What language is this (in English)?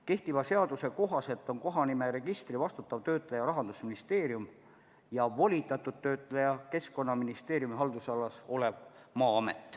Estonian